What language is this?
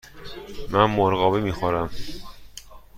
Persian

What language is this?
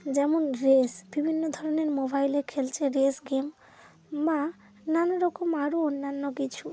Bangla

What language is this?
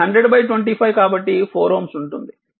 Telugu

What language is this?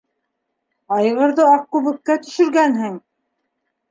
Bashkir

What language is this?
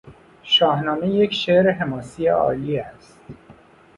Persian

